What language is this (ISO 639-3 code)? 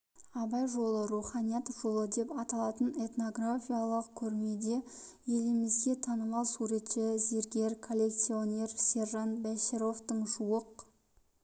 kaz